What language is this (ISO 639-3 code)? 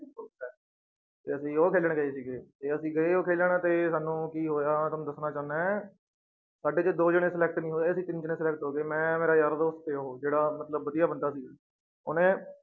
pan